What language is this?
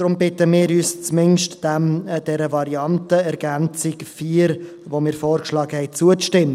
Swiss German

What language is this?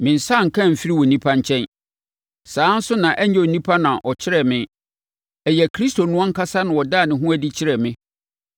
Akan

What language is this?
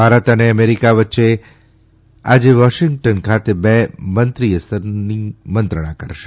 Gujarati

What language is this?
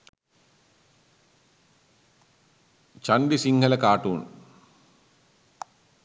Sinhala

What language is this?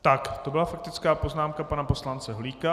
Czech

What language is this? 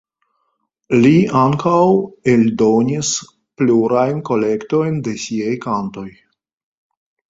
Esperanto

